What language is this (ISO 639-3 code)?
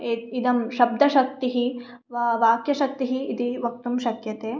san